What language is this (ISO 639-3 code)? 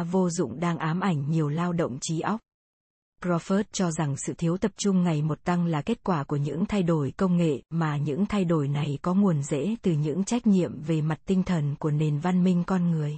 vie